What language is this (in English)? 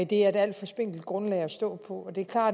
Danish